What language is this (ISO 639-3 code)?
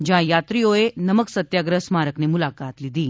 guj